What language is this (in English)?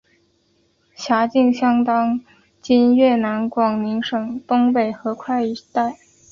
Chinese